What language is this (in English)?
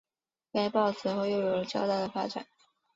Chinese